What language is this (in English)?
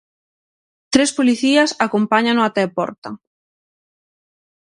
Galician